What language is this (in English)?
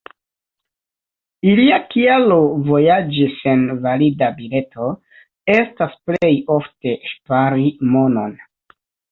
Esperanto